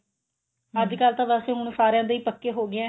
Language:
Punjabi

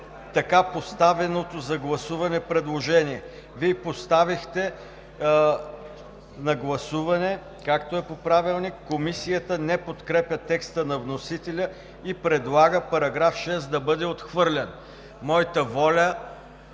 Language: Bulgarian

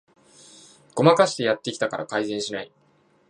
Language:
Japanese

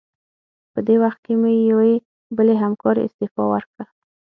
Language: Pashto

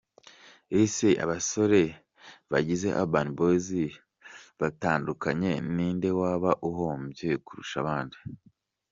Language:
Kinyarwanda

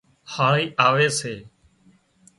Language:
Wadiyara Koli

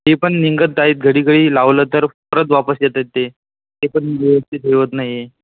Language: Marathi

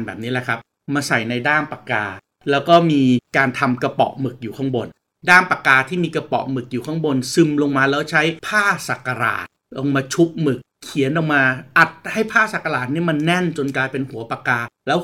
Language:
Thai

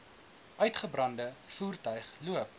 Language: Afrikaans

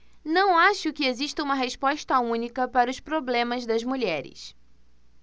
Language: Portuguese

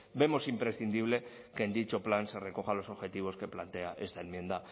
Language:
Spanish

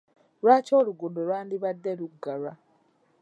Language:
Ganda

